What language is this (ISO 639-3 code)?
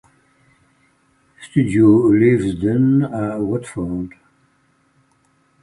fra